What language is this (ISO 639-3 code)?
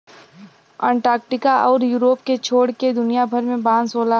bho